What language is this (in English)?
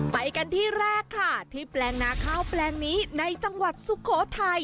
Thai